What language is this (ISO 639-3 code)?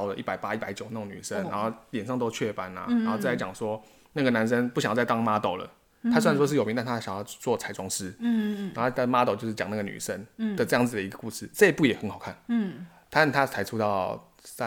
zho